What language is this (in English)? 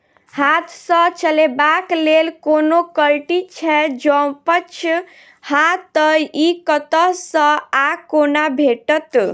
Maithili